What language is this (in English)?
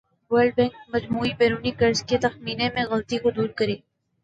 Urdu